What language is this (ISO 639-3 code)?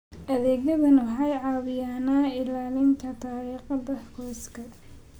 som